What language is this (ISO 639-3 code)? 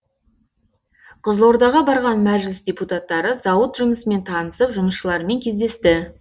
kaz